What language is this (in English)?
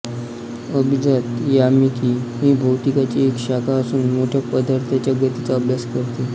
Marathi